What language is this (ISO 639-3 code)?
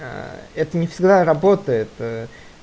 rus